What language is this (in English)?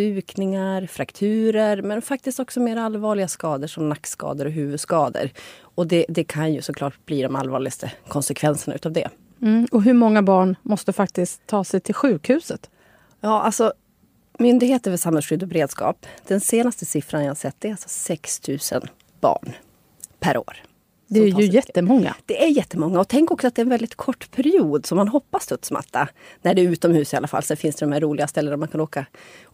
Swedish